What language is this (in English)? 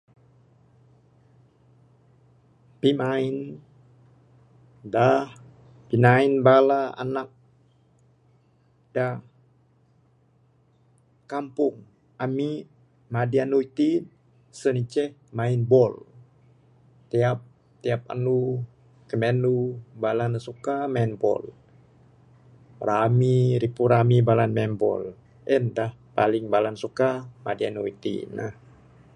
Bukar-Sadung Bidayuh